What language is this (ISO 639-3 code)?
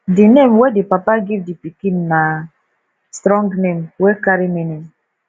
pcm